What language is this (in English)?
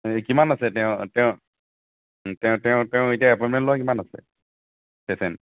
Assamese